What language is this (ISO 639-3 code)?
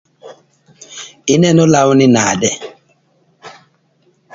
luo